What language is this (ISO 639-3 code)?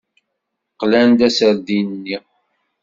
kab